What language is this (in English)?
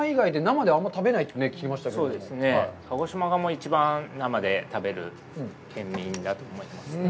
Japanese